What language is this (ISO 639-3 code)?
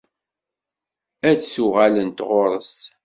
kab